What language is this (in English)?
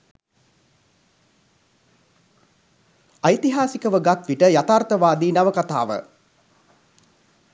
Sinhala